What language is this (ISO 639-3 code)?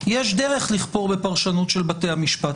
heb